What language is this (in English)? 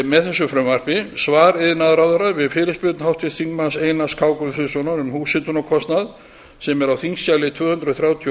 Icelandic